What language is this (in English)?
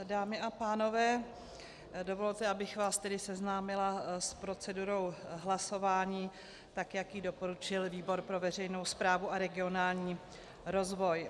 Czech